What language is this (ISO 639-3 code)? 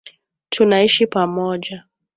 swa